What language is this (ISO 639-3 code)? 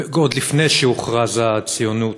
heb